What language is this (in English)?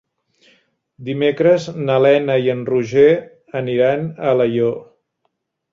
Catalan